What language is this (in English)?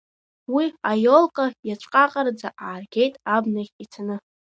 Abkhazian